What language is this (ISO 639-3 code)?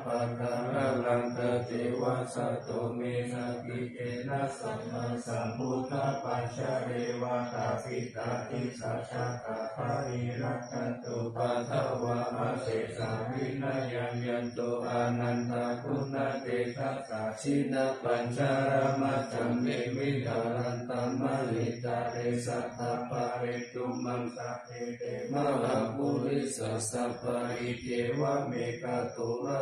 tha